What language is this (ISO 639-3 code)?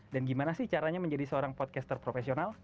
ind